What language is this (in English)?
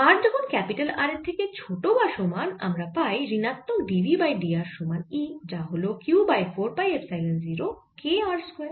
Bangla